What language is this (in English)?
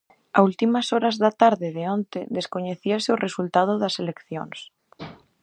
Galician